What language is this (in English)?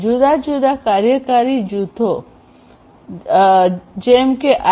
Gujarati